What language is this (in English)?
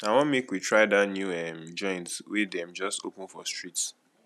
Nigerian Pidgin